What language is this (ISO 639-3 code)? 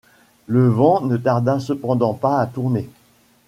fra